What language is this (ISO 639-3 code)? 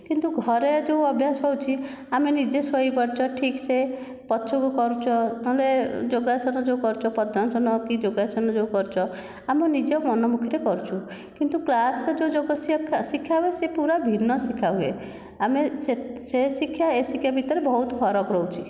ori